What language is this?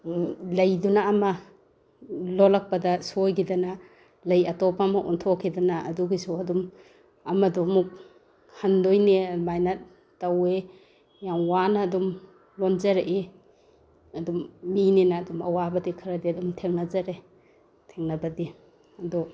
Manipuri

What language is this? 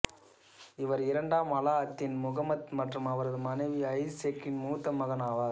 Tamil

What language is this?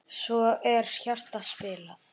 Icelandic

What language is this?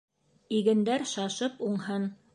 Bashkir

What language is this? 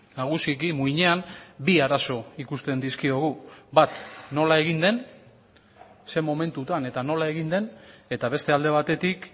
Basque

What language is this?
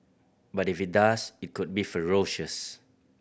English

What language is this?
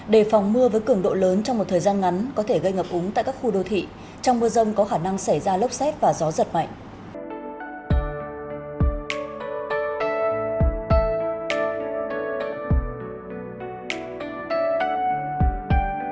Vietnamese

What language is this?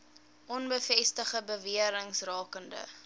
Afrikaans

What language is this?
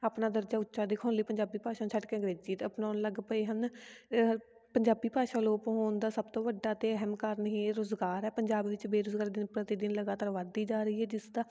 Punjabi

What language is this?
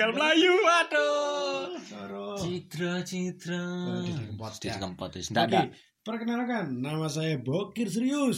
Indonesian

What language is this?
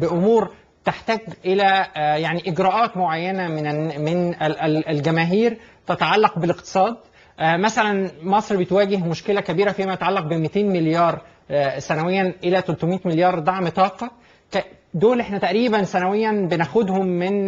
Arabic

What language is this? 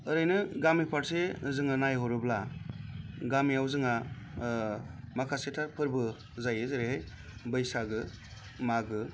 Bodo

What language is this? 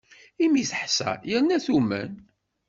Kabyle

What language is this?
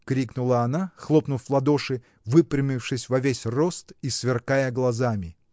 Russian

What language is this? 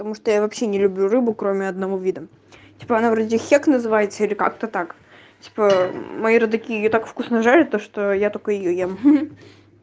Russian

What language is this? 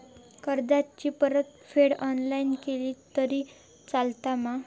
Marathi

